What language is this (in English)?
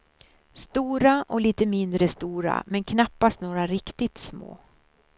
Swedish